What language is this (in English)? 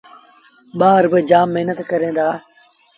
Sindhi Bhil